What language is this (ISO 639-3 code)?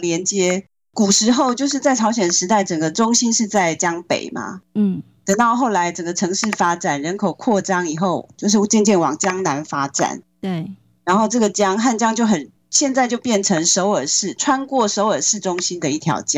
zho